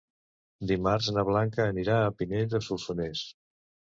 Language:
Catalan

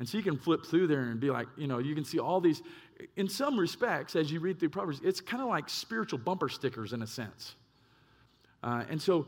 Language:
English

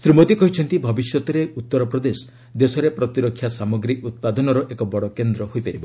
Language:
Odia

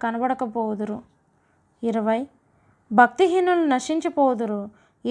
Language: Telugu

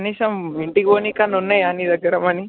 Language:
Telugu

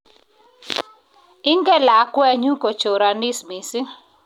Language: Kalenjin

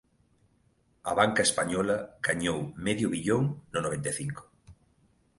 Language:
Galician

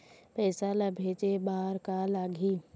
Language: Chhattisgarhi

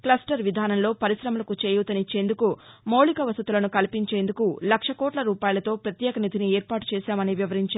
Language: Telugu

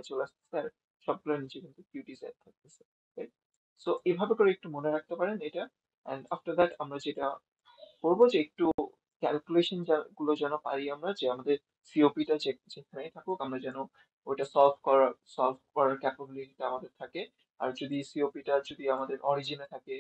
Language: Bangla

